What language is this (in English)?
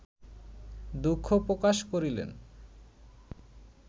Bangla